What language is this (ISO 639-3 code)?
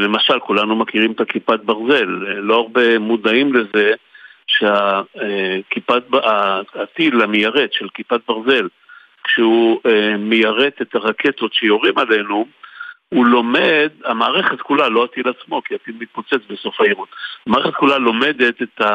heb